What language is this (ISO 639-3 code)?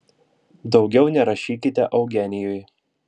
lit